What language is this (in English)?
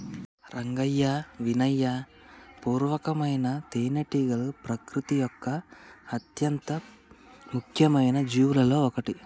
Telugu